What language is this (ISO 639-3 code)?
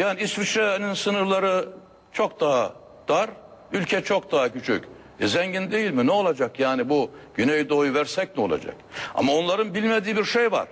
tur